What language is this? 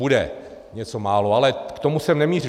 Czech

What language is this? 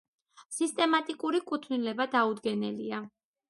Georgian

